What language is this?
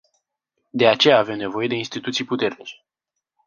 Romanian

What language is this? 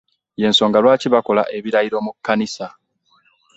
Ganda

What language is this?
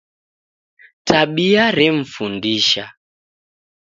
Taita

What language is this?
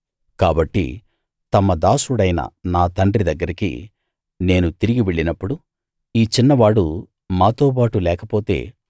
Telugu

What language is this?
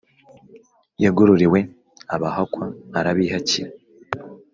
Kinyarwanda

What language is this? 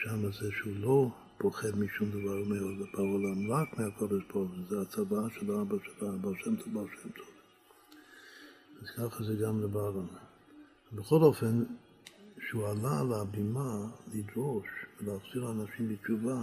Hebrew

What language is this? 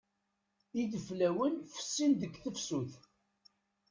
Kabyle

